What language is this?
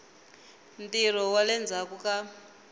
Tsonga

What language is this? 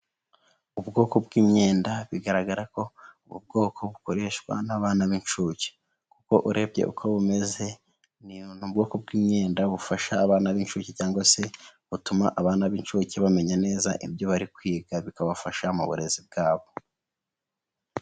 Kinyarwanda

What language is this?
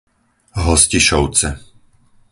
Slovak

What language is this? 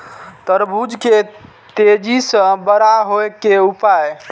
Maithili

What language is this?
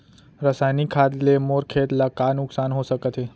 Chhattisgarhi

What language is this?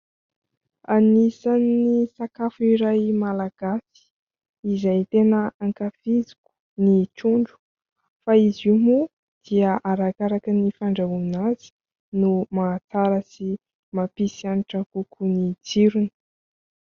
Malagasy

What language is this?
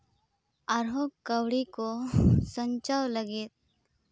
Santali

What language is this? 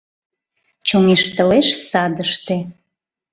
Mari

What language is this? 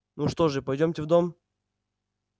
Russian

